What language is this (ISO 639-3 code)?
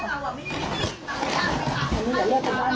tha